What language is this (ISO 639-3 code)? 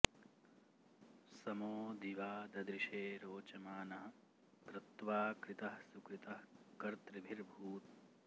san